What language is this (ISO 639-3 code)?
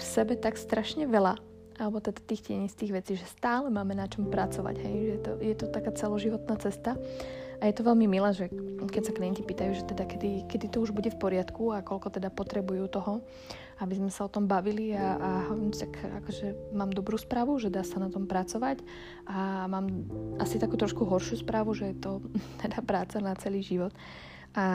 slk